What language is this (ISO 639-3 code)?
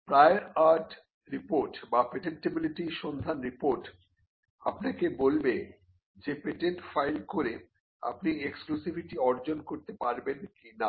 ben